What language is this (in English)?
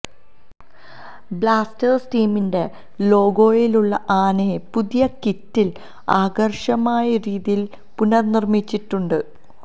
Malayalam